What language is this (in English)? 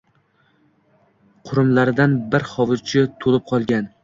Uzbek